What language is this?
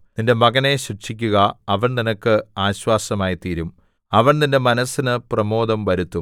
Malayalam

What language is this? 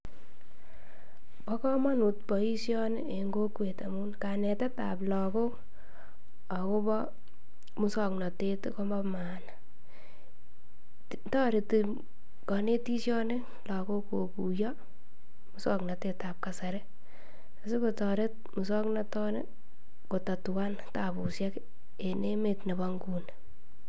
Kalenjin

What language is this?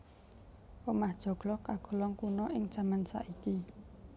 Javanese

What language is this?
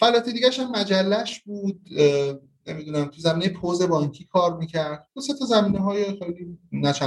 Persian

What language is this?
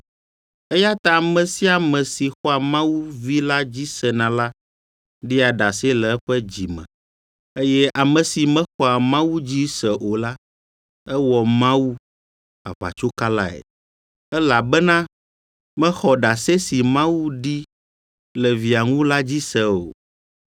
Ewe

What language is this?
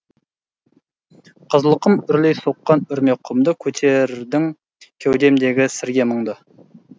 Kazakh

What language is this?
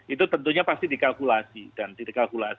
Indonesian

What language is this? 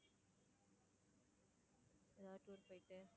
Tamil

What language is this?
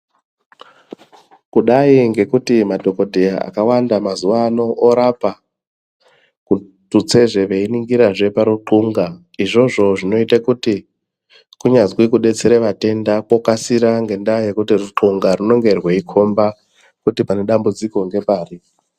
Ndau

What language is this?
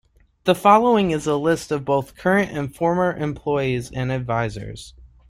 English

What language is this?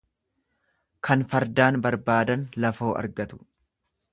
Oromo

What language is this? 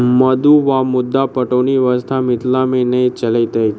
Maithili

